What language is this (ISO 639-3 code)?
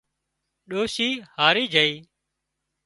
kxp